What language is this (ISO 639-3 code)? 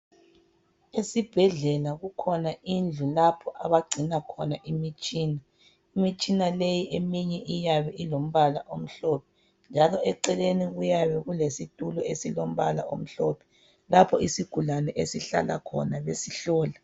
nde